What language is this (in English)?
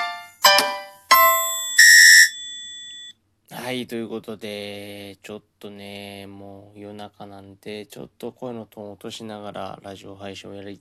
Japanese